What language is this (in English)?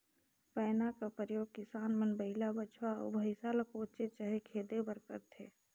Chhattisgarhi